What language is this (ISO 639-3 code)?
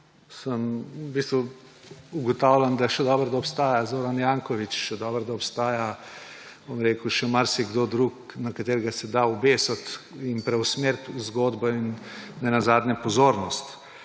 slv